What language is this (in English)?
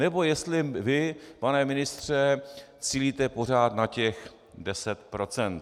Czech